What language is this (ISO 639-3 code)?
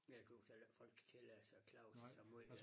dan